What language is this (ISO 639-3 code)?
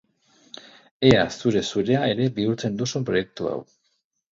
eus